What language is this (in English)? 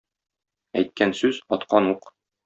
Tatar